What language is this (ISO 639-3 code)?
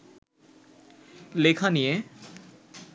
ben